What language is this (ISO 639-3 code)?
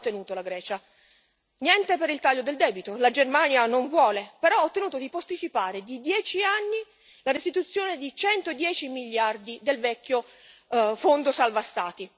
ita